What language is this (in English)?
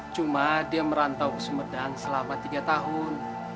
Indonesian